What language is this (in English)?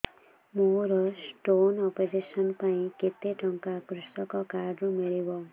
Odia